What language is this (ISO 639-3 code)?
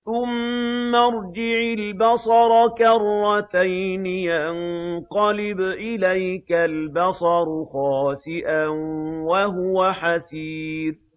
ara